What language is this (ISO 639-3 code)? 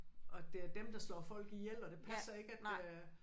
dan